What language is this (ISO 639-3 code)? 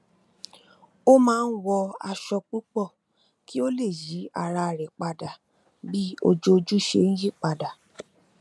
yor